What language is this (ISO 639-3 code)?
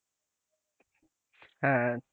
ben